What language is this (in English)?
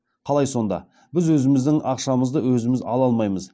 Kazakh